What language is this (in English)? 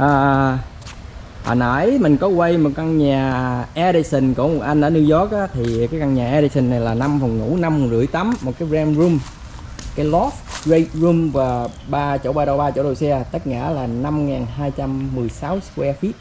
Vietnamese